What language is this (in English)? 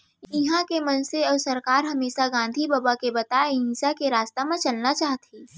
Chhattisgarhi